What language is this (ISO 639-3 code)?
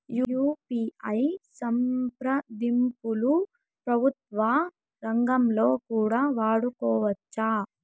tel